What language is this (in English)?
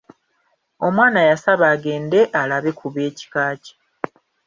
Ganda